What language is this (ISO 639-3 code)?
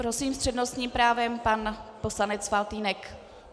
ces